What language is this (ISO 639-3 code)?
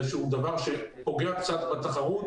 heb